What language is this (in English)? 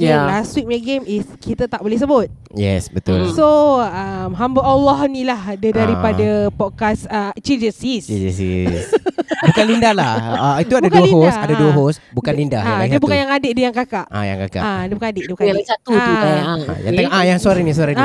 Malay